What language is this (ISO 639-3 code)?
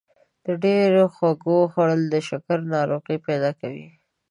pus